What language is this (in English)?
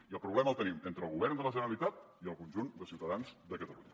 Catalan